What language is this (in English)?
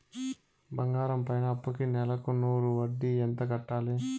Telugu